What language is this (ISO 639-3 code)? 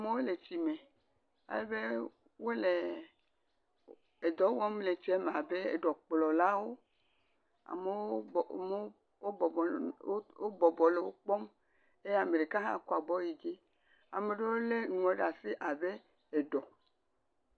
ewe